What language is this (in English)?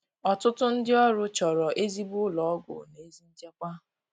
Igbo